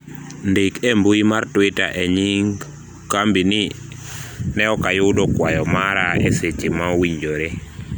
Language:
Luo (Kenya and Tanzania)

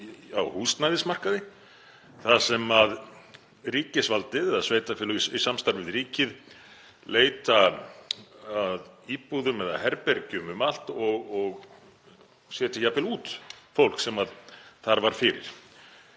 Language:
Icelandic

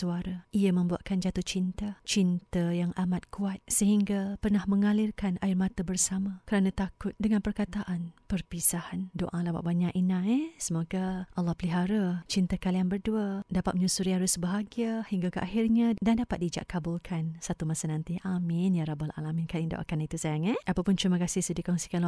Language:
Malay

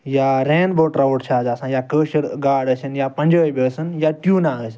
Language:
Kashmiri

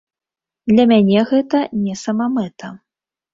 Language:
Belarusian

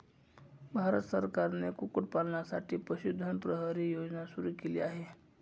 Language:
Marathi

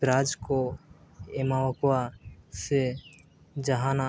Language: Santali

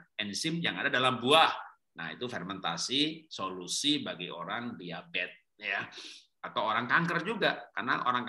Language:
Indonesian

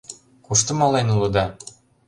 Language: Mari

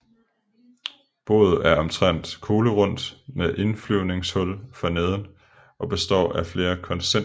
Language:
Danish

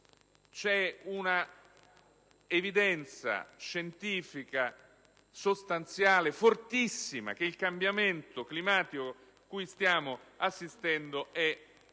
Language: Italian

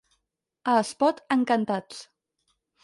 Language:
Catalan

